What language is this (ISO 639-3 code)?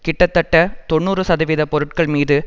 tam